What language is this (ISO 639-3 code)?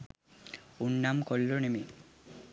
sin